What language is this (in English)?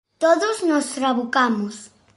Galician